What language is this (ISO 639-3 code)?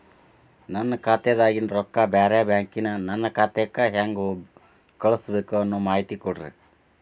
kan